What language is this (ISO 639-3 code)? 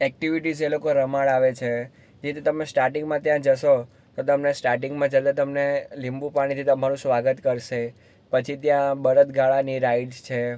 guj